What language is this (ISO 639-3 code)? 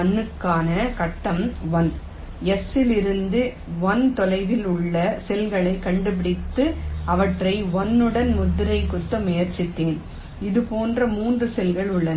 tam